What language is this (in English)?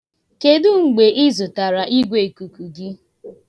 Igbo